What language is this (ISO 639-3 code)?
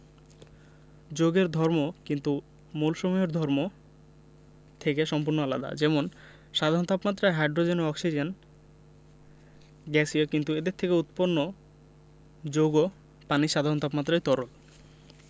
ben